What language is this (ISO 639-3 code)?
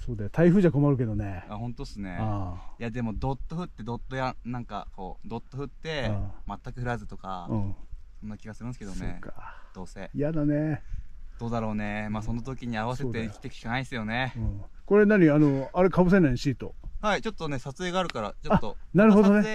jpn